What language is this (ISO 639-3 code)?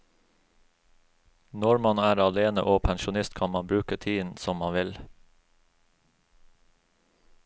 nor